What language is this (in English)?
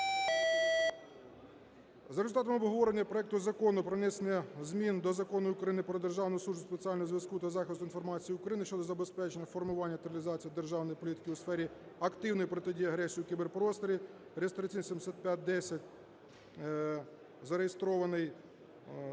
Ukrainian